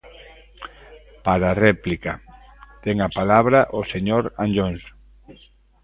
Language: Galician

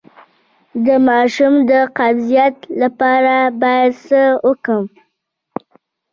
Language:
Pashto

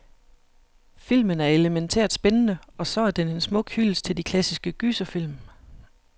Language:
Danish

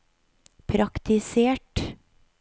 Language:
Norwegian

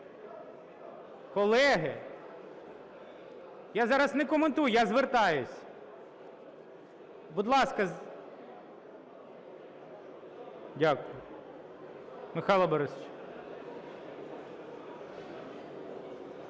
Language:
Ukrainian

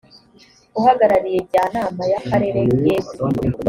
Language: Kinyarwanda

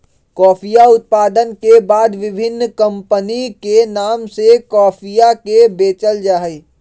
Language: Magahi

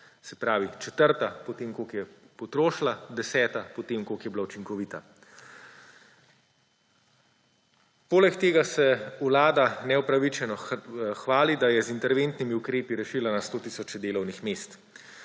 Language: Slovenian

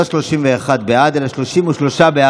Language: Hebrew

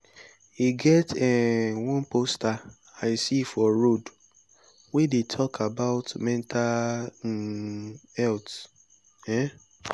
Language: Nigerian Pidgin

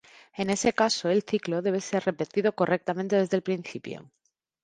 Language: Spanish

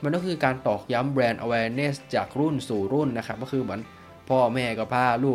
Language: Thai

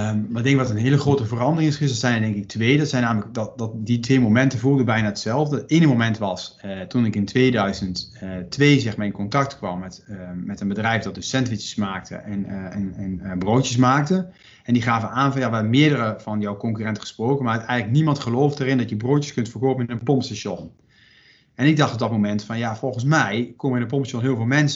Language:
Dutch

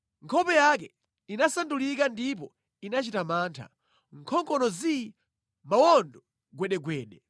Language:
Nyanja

